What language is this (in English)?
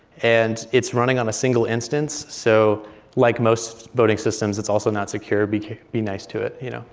English